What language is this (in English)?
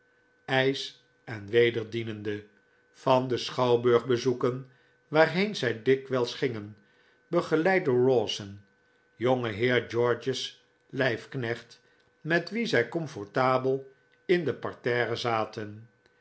Dutch